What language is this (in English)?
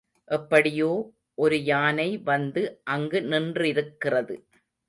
Tamil